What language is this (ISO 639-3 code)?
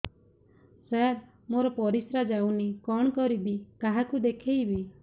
ori